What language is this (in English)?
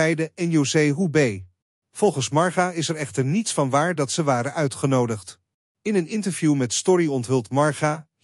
Dutch